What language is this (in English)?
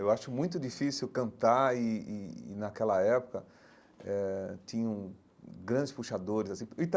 Portuguese